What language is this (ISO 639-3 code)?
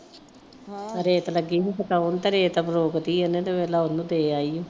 pan